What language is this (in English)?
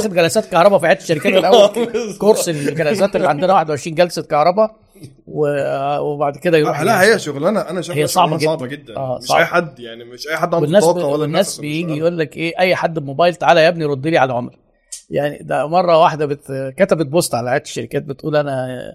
Arabic